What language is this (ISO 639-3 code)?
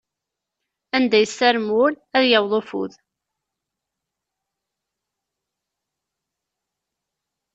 kab